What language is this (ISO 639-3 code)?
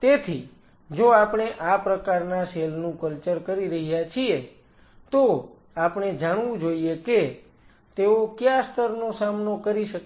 guj